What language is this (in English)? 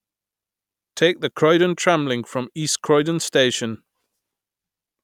English